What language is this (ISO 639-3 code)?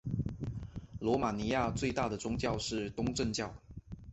zho